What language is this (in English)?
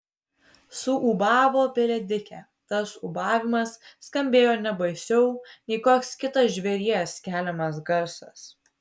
Lithuanian